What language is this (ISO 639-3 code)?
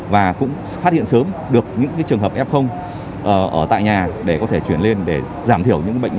vie